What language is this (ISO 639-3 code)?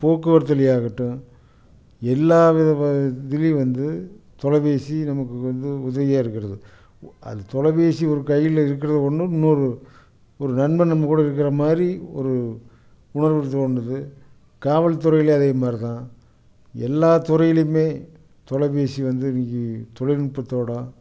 tam